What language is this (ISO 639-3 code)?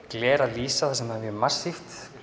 isl